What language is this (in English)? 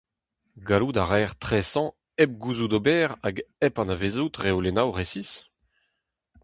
Breton